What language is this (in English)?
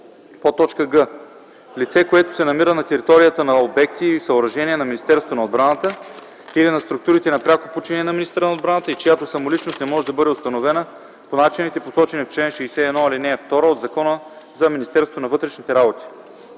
Bulgarian